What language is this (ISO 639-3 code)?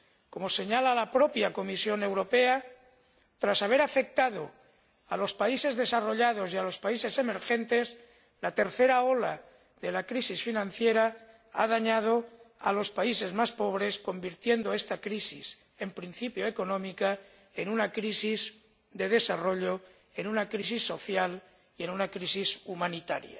spa